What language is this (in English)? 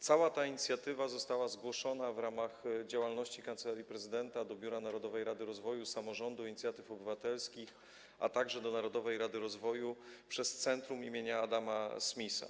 Polish